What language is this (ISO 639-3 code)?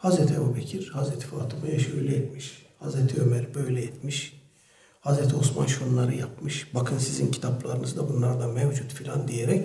tur